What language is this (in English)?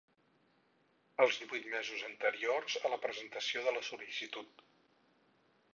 Catalan